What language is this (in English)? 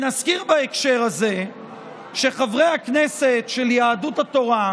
Hebrew